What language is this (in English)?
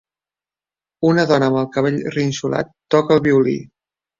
Catalan